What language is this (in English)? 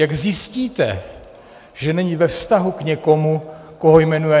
Czech